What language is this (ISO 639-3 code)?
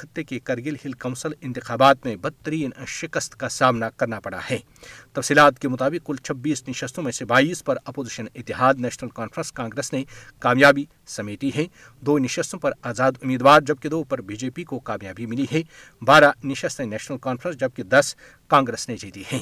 urd